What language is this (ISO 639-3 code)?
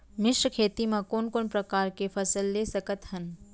hne